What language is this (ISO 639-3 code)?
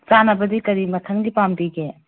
mni